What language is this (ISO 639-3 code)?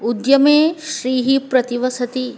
san